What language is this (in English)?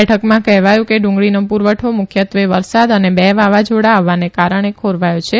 Gujarati